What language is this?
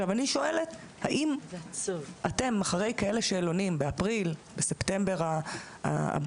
Hebrew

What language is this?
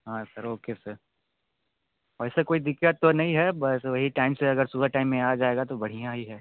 Hindi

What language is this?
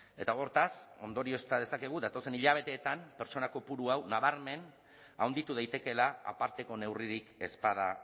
Basque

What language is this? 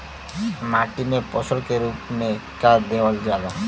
Bhojpuri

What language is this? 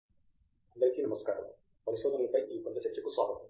Telugu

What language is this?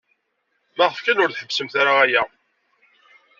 Kabyle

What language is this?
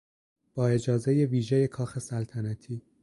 Persian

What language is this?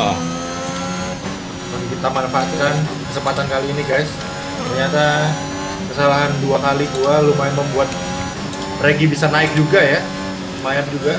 Indonesian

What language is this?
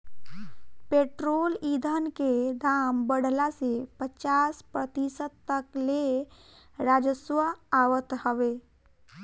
Bhojpuri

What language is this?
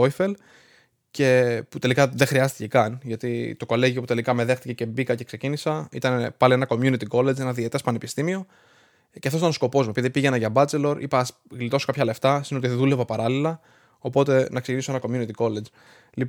Greek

